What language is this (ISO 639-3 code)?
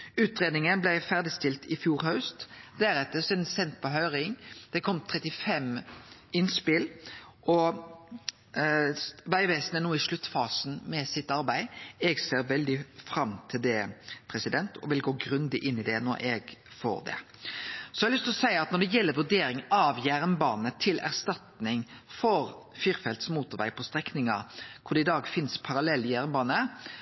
nno